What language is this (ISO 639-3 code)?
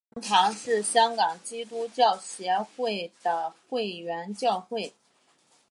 zho